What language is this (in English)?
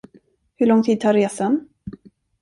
Swedish